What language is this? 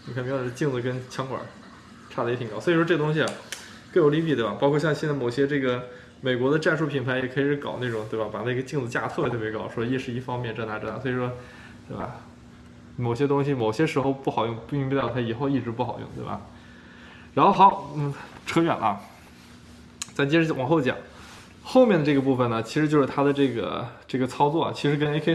Chinese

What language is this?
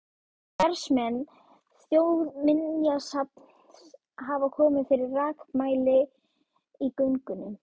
Icelandic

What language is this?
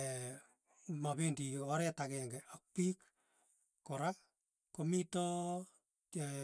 Tugen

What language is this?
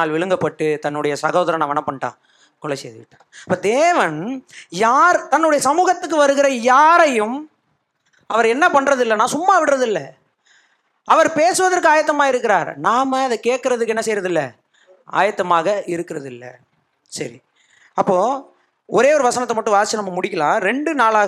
Tamil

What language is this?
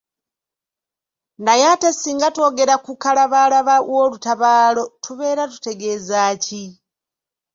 Ganda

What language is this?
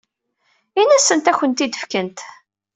Kabyle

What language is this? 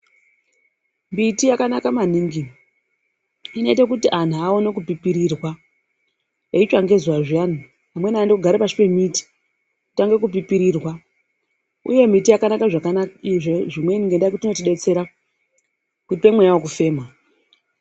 Ndau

